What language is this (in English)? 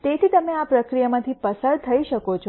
Gujarati